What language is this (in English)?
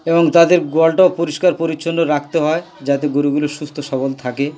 Bangla